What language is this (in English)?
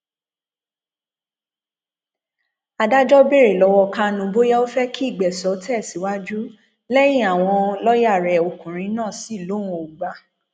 Yoruba